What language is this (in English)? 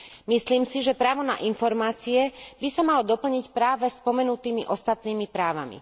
Slovak